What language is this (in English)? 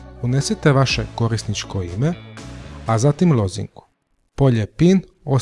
Croatian